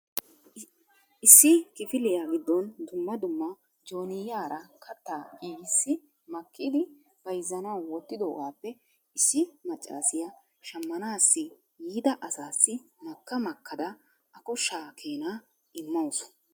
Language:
Wolaytta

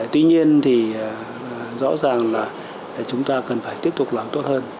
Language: Vietnamese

